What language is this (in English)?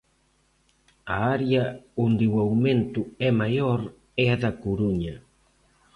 Galician